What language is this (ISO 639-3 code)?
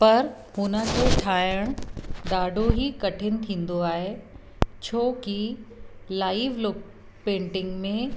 snd